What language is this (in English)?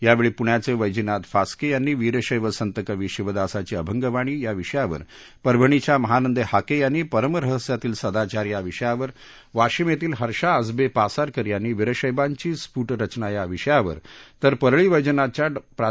Marathi